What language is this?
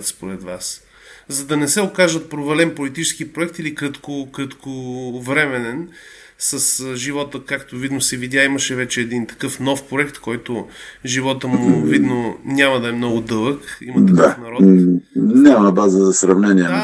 Bulgarian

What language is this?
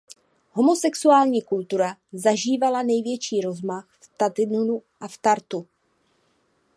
Czech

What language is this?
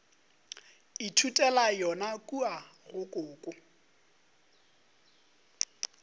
Northern Sotho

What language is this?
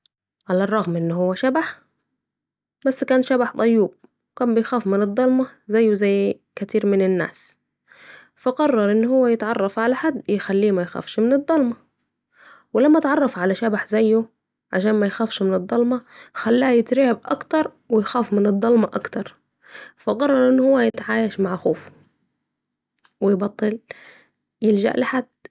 Saidi Arabic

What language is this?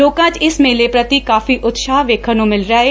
Punjabi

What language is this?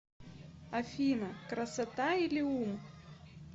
Russian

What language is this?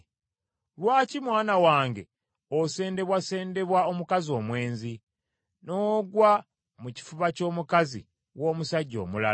Ganda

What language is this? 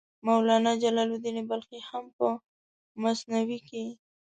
Pashto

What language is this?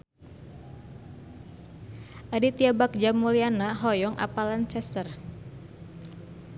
Sundanese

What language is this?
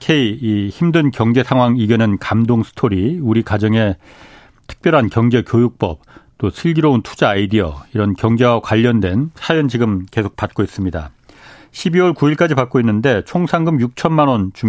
Korean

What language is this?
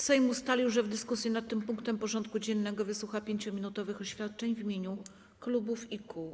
Polish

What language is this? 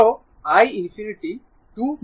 Bangla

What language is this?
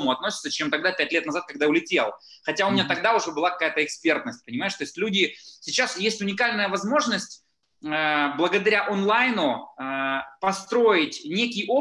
Russian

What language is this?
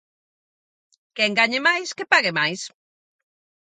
Galician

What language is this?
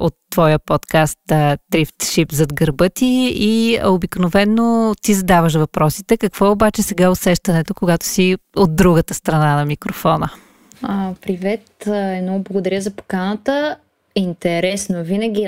Bulgarian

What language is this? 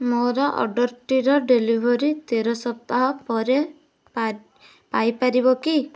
Odia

